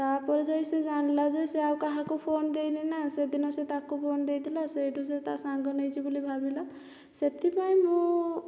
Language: Odia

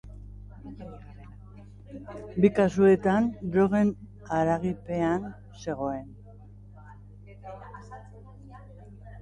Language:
Basque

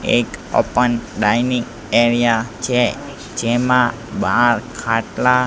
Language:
Gujarati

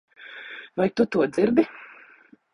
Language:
Latvian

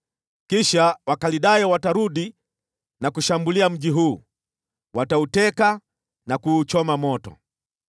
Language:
Swahili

